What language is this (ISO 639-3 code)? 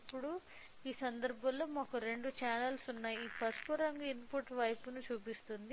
tel